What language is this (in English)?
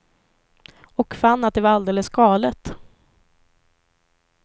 Swedish